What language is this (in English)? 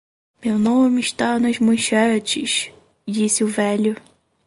Portuguese